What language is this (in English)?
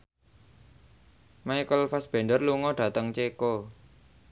Javanese